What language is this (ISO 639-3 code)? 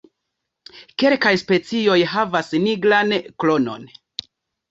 epo